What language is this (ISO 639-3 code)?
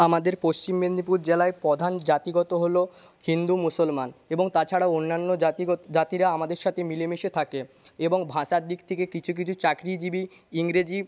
ben